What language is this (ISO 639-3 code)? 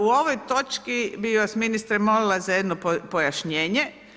hrv